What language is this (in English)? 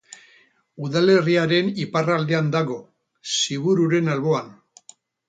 Basque